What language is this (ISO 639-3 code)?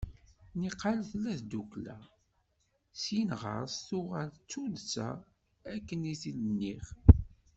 kab